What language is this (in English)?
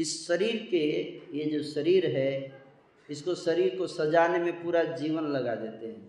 Hindi